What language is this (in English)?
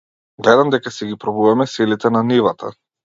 Macedonian